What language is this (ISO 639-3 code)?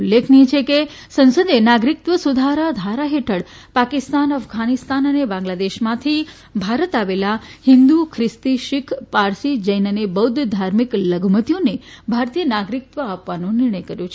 guj